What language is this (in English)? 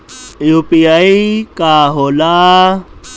Bhojpuri